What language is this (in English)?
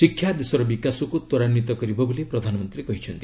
Odia